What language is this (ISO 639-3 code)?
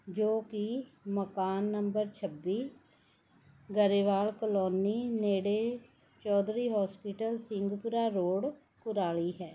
pan